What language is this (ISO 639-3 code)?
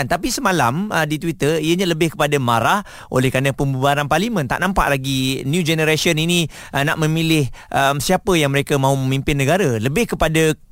msa